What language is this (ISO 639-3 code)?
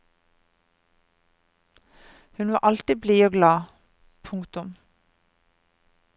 nor